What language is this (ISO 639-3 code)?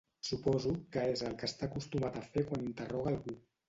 cat